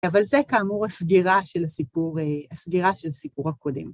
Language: Hebrew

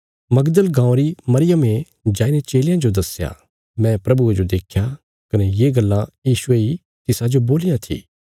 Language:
Bilaspuri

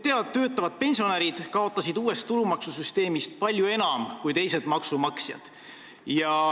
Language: Estonian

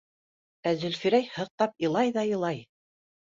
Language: Bashkir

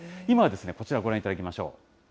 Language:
Japanese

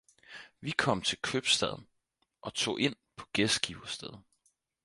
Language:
Danish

